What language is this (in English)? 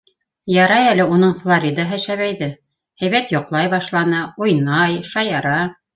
Bashkir